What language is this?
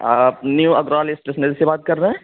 Urdu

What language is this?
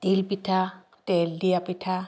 Assamese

